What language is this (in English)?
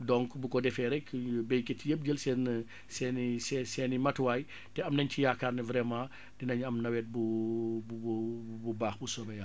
Wolof